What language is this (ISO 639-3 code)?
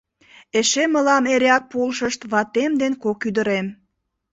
chm